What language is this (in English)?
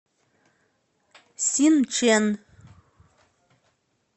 Russian